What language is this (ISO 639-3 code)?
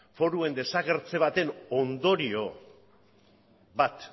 eus